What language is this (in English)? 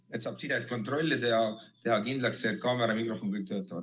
Estonian